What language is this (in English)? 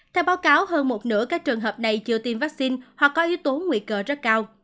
Vietnamese